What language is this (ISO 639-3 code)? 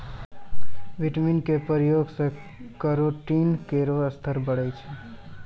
mai